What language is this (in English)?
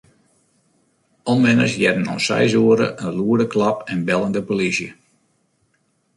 Western Frisian